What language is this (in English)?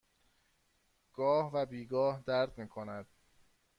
Persian